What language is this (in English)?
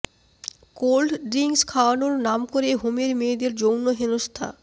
Bangla